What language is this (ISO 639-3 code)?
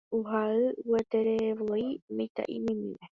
grn